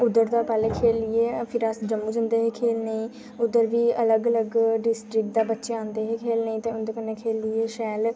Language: Dogri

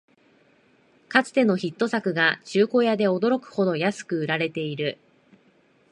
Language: Japanese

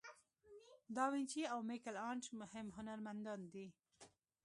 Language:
Pashto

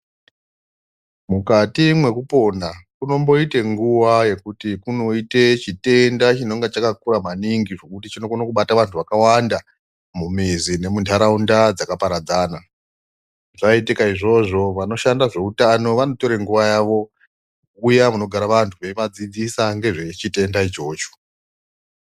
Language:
Ndau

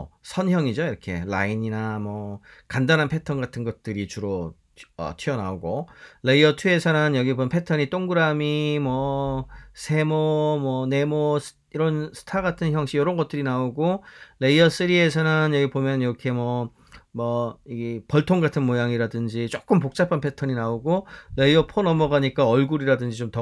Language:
Korean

